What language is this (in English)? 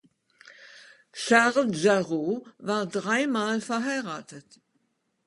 German